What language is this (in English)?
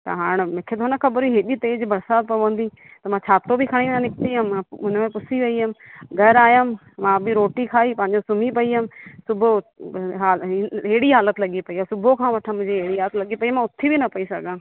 Sindhi